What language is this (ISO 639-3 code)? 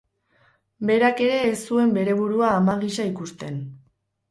eus